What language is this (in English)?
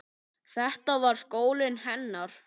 Icelandic